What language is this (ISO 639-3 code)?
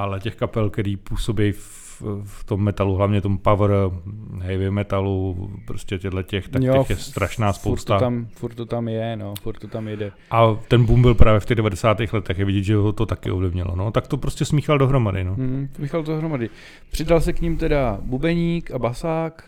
ces